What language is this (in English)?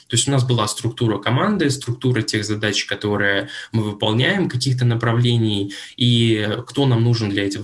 Russian